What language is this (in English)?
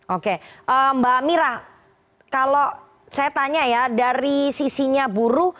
Indonesian